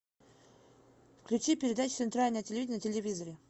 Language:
Russian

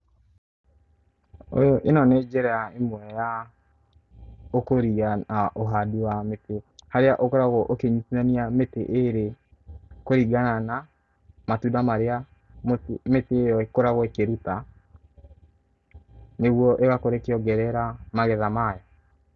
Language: Kikuyu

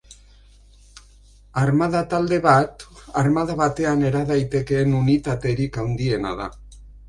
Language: Basque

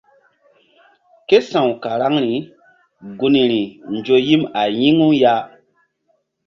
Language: Mbum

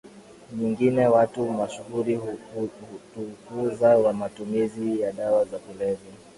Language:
Swahili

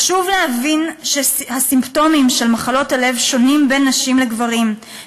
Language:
Hebrew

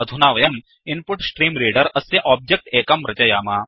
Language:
Sanskrit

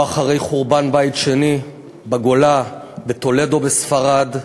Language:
Hebrew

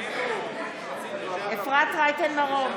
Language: Hebrew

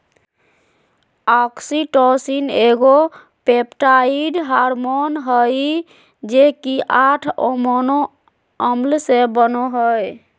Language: Magahi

